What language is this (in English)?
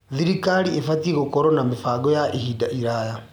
Kikuyu